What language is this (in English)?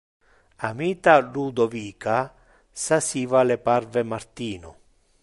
Interlingua